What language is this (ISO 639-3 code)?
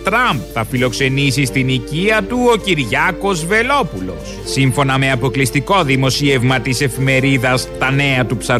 ell